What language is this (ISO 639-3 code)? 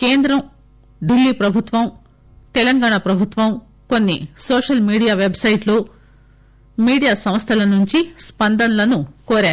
tel